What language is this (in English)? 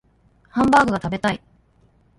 Japanese